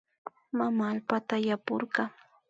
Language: Imbabura Highland Quichua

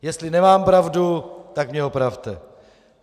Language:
Czech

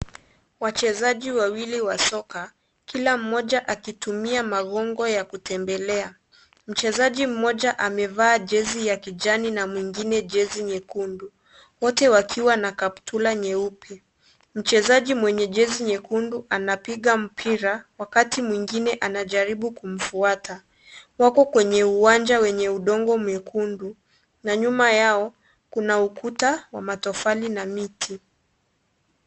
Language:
Swahili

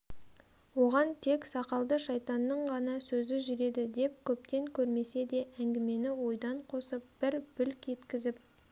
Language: Kazakh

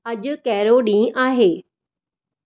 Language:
Sindhi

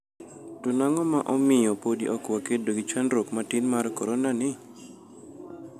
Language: Luo (Kenya and Tanzania)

